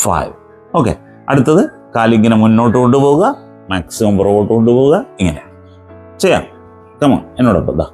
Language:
Malayalam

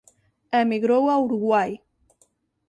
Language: Galician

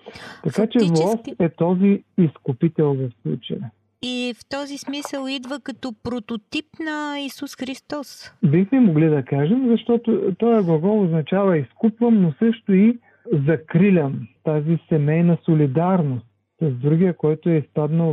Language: Bulgarian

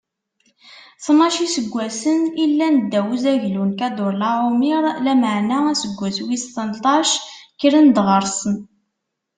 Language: Kabyle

